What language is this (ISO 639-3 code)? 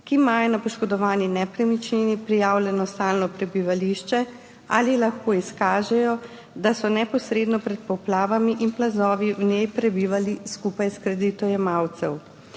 slv